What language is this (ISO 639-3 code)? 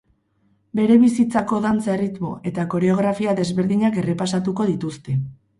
eus